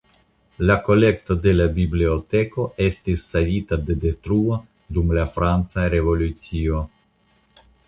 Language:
Esperanto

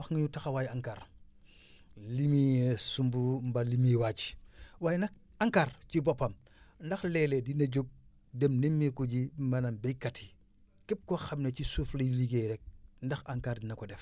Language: Wolof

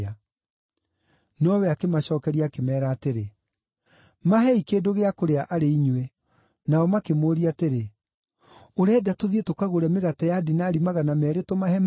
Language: Kikuyu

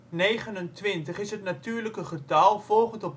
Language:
Dutch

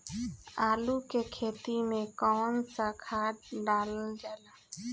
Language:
Bhojpuri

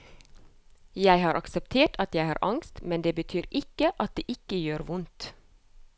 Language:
Norwegian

